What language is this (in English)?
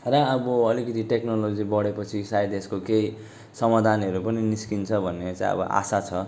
Nepali